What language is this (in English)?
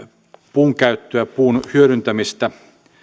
Finnish